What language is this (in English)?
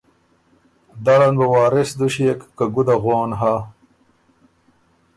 Ormuri